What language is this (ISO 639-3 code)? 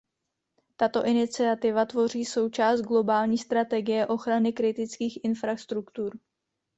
ces